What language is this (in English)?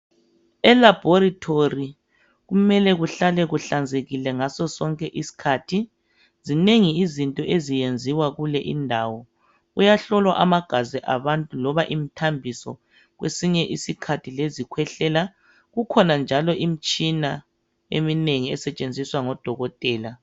North Ndebele